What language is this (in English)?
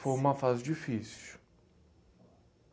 Portuguese